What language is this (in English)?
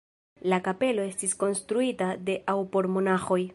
Esperanto